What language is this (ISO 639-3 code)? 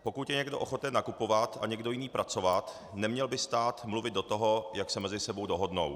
ces